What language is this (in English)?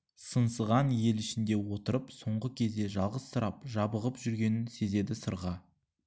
Kazakh